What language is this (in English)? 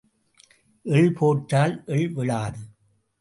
Tamil